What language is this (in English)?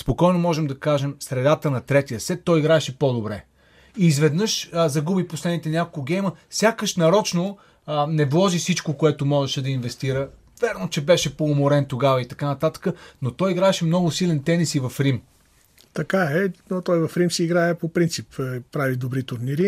Bulgarian